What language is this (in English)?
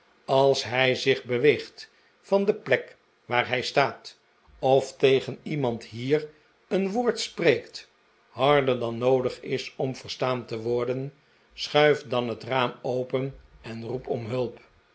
Dutch